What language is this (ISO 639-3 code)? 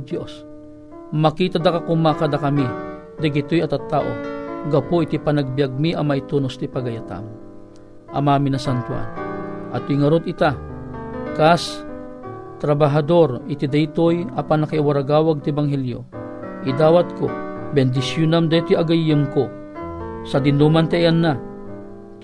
fil